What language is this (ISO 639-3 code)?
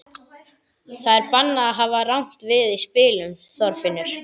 isl